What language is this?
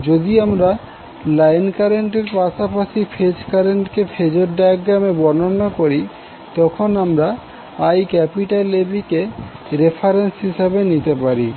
Bangla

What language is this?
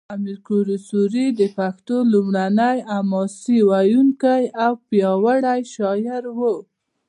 Pashto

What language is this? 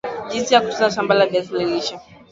Swahili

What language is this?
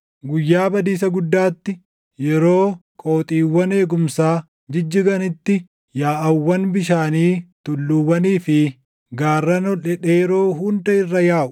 Oromo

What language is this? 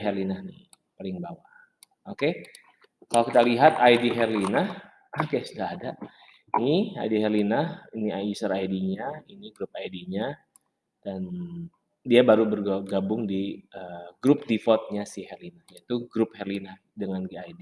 Indonesian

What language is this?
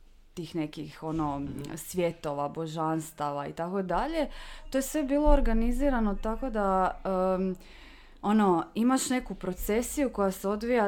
Croatian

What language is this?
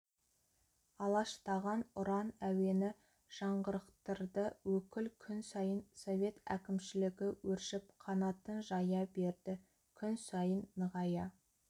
Kazakh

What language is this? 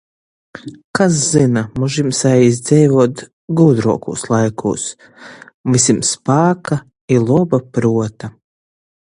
Latgalian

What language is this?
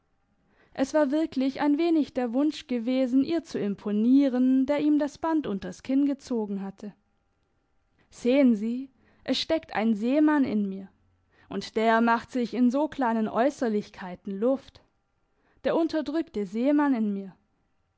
German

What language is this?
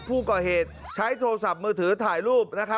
Thai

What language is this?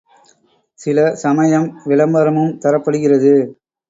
Tamil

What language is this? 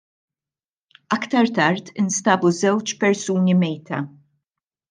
Maltese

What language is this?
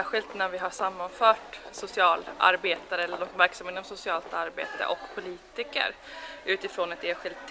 Swedish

